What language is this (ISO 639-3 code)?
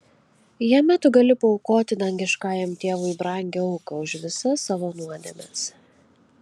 lit